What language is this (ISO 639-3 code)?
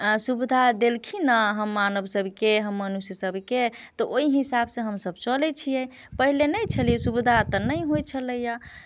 mai